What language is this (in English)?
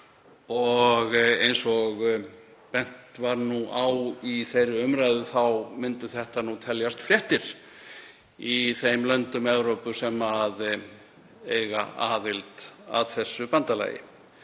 Icelandic